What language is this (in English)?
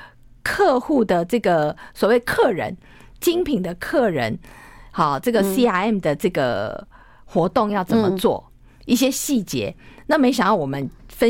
Chinese